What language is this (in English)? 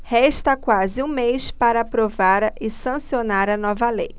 Portuguese